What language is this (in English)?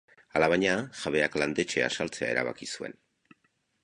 Basque